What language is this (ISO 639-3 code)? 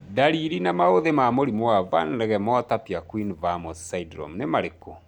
kik